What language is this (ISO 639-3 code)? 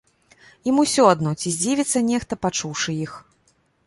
bel